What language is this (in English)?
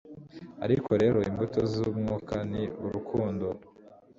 Kinyarwanda